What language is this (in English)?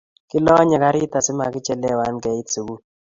Kalenjin